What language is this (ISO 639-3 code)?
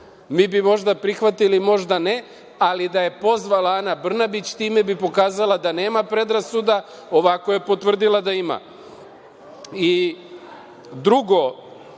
srp